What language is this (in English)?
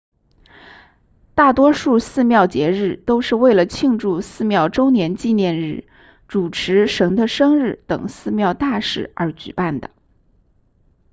Chinese